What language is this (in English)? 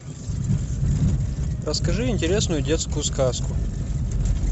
Russian